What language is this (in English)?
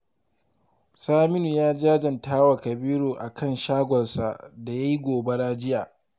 Hausa